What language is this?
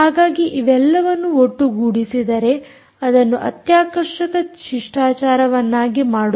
Kannada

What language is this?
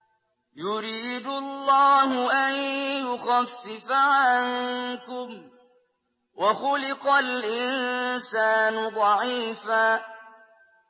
Arabic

